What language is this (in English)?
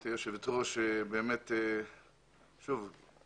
Hebrew